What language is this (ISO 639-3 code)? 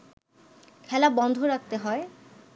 ben